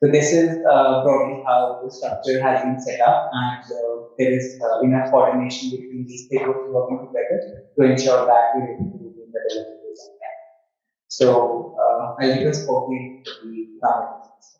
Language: English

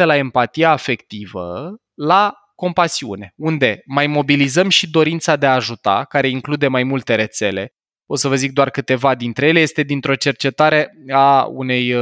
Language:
Romanian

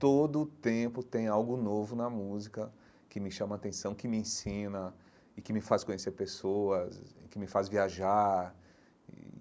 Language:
Portuguese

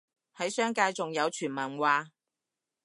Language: Cantonese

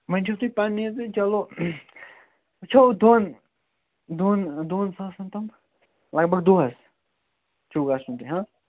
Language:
Kashmiri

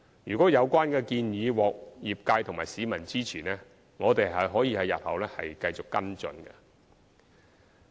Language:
Cantonese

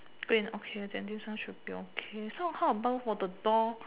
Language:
English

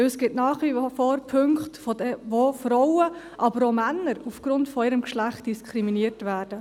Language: Swiss German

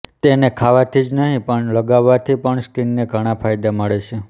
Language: Gujarati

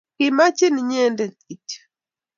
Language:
Kalenjin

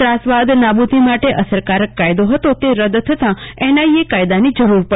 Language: Gujarati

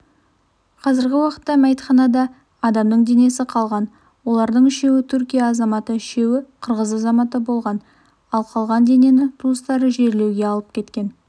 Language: Kazakh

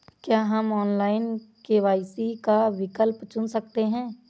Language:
Hindi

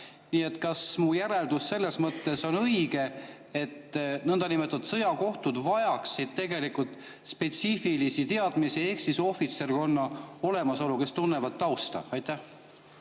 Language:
Estonian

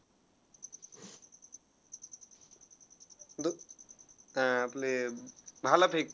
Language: Marathi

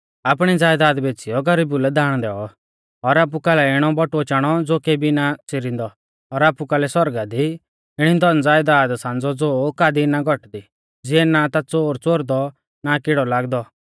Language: Mahasu Pahari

